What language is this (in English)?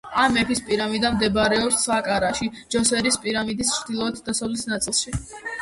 Georgian